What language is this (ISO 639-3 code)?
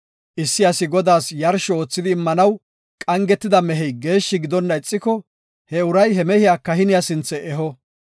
gof